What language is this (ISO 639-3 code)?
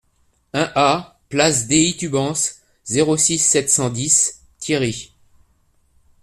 fra